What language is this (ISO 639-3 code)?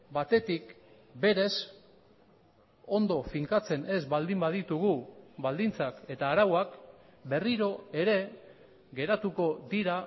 eus